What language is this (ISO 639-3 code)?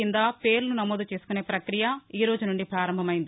tel